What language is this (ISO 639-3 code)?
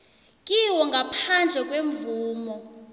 nbl